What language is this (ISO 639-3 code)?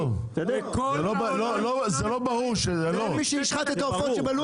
heb